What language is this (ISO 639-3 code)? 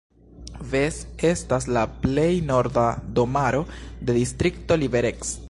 epo